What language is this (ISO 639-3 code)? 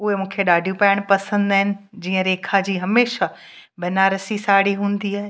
snd